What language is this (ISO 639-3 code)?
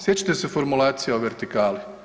hrv